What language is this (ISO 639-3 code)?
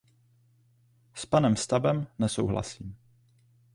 ces